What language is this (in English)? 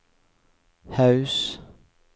Norwegian